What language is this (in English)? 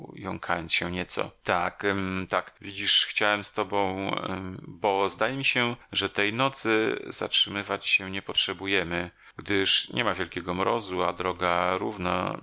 Polish